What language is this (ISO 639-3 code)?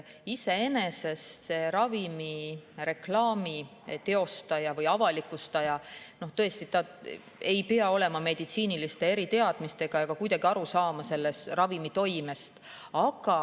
est